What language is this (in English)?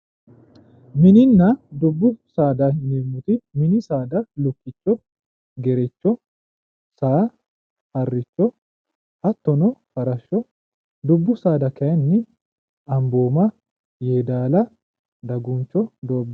Sidamo